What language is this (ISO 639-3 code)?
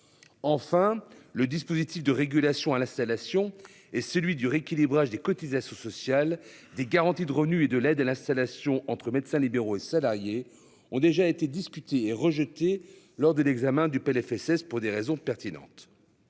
fra